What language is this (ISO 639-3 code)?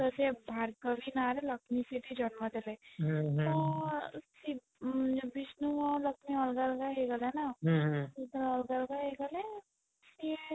ori